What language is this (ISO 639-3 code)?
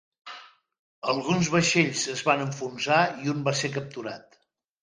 cat